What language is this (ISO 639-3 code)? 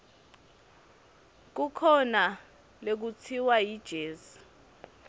ssw